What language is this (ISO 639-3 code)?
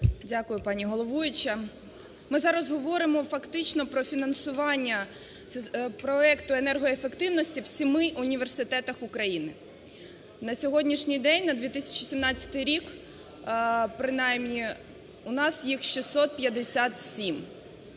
ukr